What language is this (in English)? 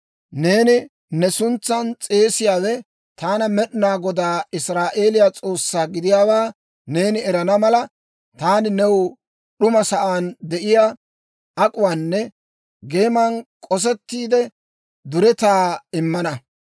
Dawro